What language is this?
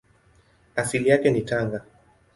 Swahili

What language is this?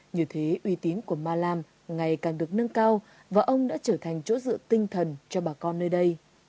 Vietnamese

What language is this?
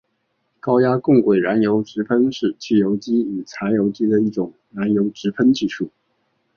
Chinese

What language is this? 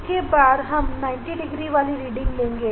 Hindi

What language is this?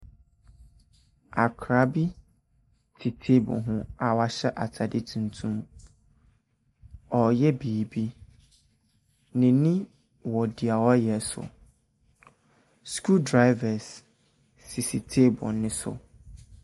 Akan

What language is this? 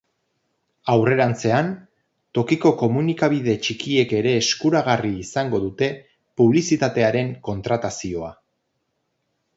Basque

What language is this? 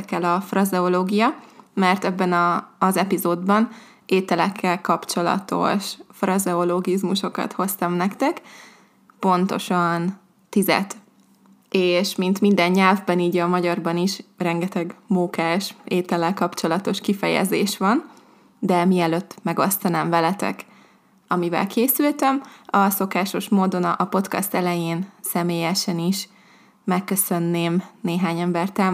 Hungarian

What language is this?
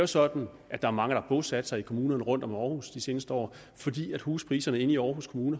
Danish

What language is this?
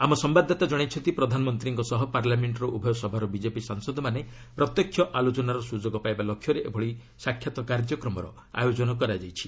Odia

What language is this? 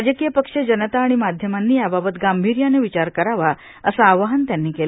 Marathi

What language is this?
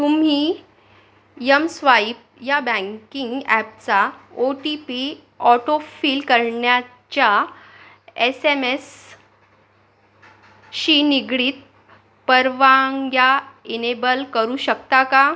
Marathi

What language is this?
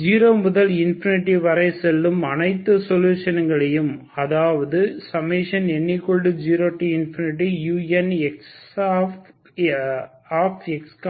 Tamil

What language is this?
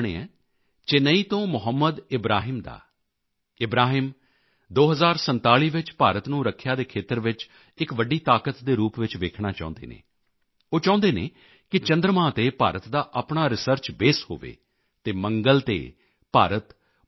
Punjabi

